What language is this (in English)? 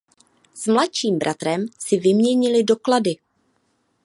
Czech